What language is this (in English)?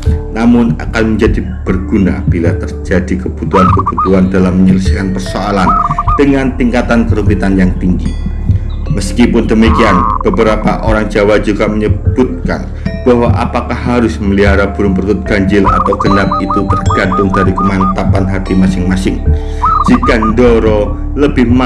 Indonesian